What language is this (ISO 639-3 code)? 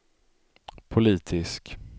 swe